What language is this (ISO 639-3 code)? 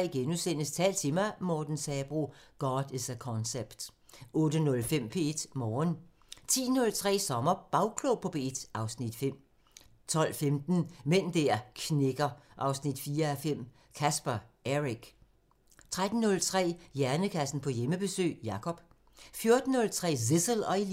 dan